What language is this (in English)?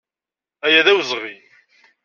Kabyle